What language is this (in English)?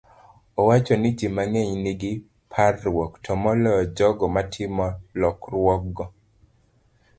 Luo (Kenya and Tanzania)